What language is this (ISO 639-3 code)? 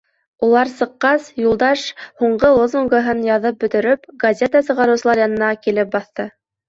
bak